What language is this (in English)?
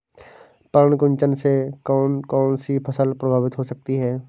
Hindi